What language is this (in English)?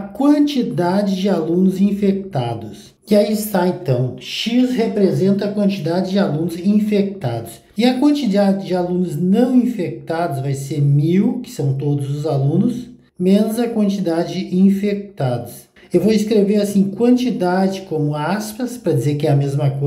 Portuguese